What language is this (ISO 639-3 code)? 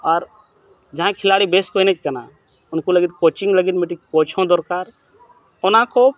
sat